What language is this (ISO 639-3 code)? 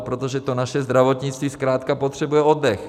ces